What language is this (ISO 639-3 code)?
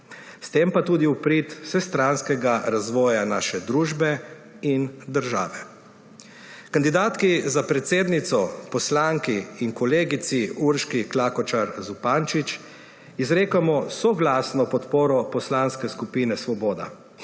slv